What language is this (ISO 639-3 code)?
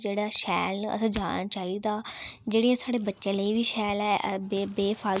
doi